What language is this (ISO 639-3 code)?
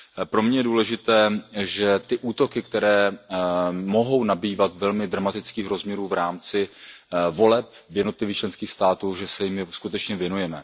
ces